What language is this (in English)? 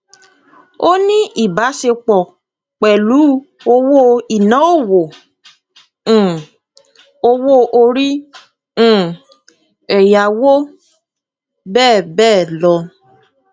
Yoruba